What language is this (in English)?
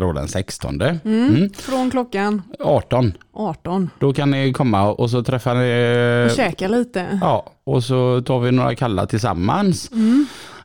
Swedish